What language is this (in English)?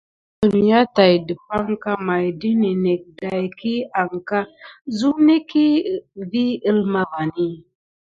Gidar